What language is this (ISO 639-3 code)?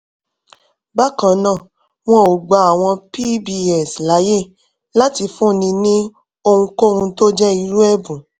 yor